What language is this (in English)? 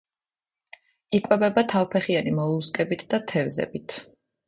Georgian